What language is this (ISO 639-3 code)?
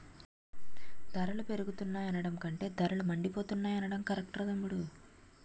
tel